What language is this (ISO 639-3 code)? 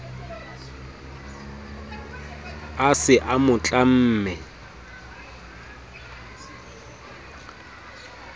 sot